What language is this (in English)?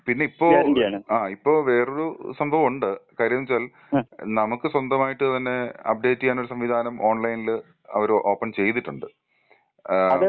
Malayalam